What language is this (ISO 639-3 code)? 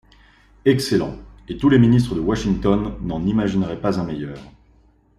fra